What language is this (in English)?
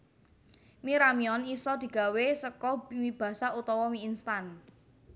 Javanese